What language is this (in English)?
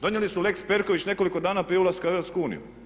Croatian